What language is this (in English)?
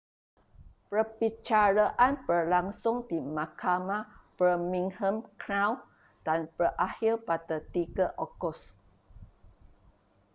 Malay